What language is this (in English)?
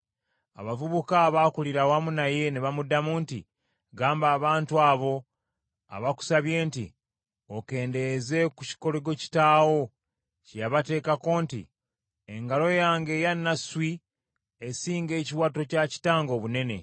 Ganda